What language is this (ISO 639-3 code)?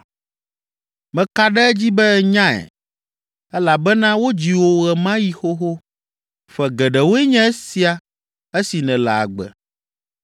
ewe